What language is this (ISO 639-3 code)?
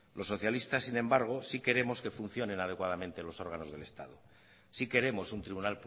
spa